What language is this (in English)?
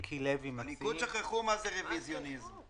Hebrew